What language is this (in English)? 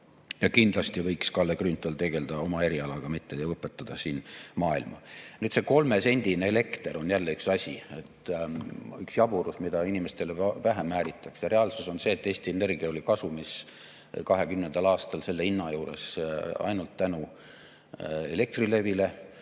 Estonian